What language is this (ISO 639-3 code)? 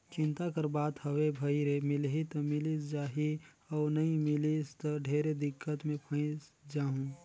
hne